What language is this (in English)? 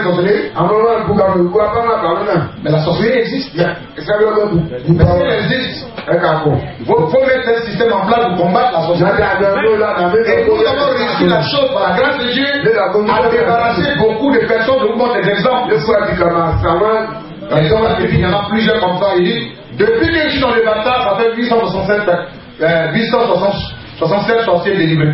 French